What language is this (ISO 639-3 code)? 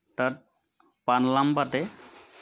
asm